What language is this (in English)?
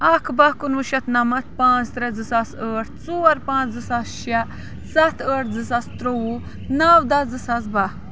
Kashmiri